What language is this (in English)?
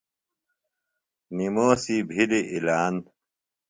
Phalura